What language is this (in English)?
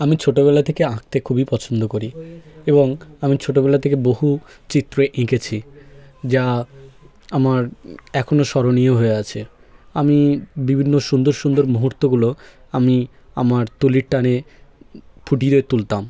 Bangla